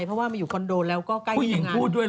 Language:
Thai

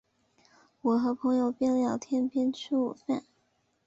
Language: Chinese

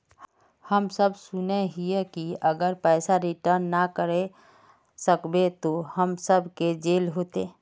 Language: Magahi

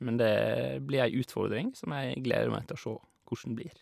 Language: Norwegian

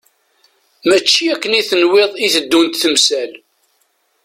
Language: Kabyle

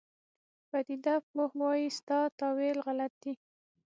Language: Pashto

